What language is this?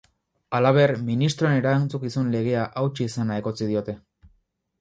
Basque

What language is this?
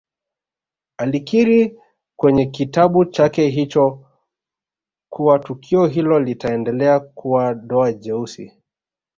Swahili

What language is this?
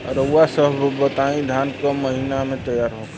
Bhojpuri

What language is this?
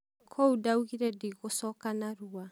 Kikuyu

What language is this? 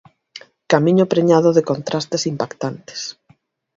Galician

